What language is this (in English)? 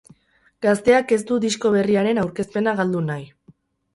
Basque